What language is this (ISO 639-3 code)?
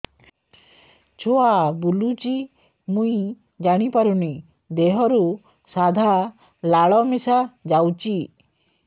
ori